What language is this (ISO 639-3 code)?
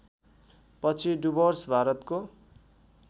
nep